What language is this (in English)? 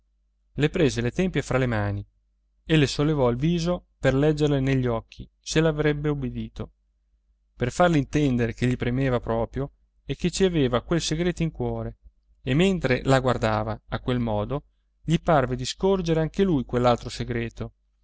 Italian